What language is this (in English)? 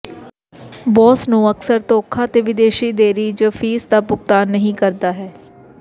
Punjabi